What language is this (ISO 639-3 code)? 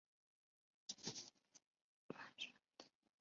zho